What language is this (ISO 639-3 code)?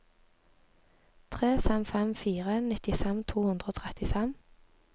nor